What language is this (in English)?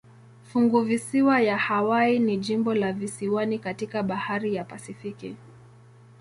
Swahili